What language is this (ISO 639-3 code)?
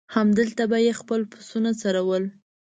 pus